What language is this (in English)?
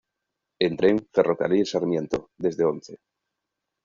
Spanish